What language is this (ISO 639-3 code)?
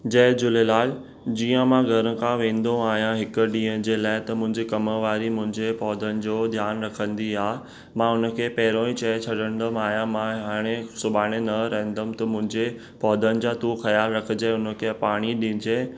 snd